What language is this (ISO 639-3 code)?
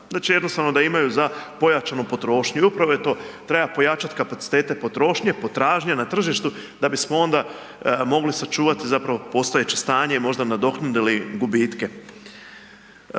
hrv